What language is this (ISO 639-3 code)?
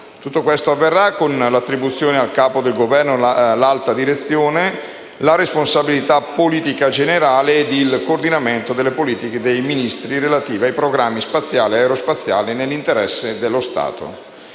ita